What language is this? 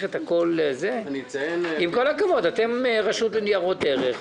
Hebrew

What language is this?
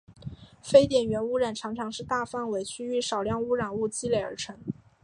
Chinese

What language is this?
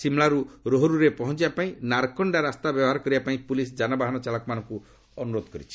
Odia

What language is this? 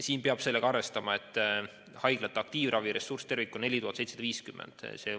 Estonian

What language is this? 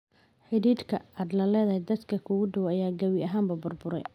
Somali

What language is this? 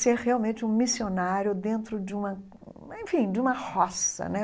Portuguese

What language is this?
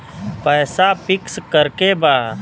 Bhojpuri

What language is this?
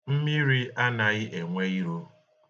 Igbo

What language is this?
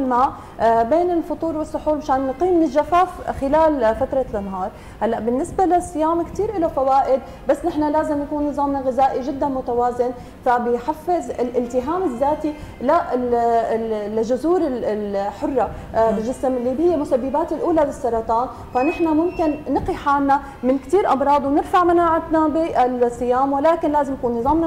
Arabic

